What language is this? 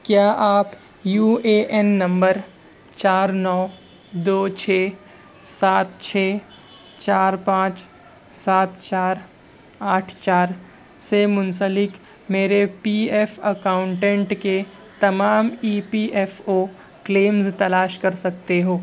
Urdu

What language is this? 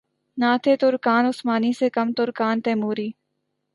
Urdu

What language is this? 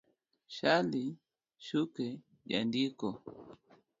Luo (Kenya and Tanzania)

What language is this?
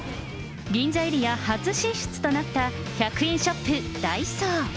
Japanese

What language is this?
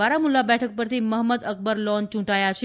Gujarati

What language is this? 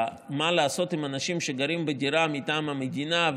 Hebrew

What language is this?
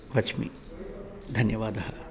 Sanskrit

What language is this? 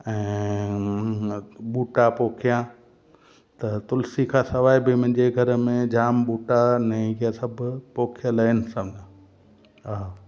Sindhi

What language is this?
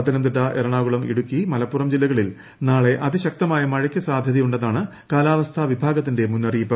Malayalam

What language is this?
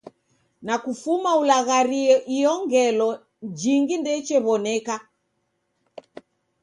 Taita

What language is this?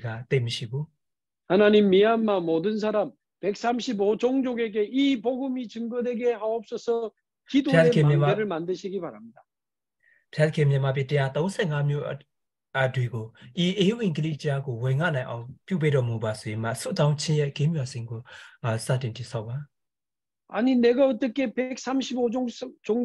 Korean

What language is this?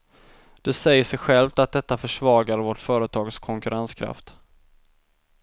Swedish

